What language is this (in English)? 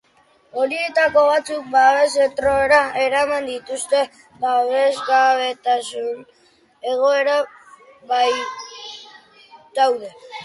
Basque